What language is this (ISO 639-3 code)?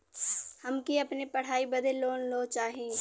bho